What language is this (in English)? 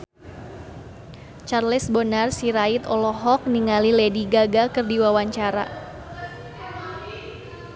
Sundanese